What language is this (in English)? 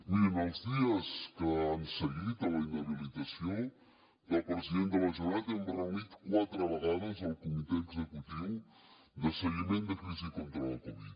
Catalan